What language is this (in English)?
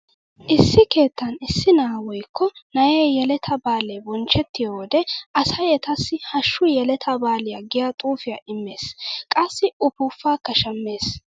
Wolaytta